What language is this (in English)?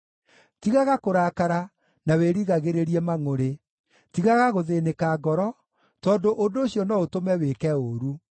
Kikuyu